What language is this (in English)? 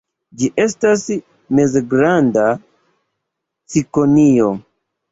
Esperanto